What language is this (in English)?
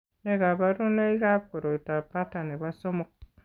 Kalenjin